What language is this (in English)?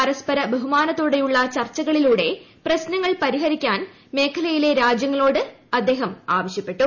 Malayalam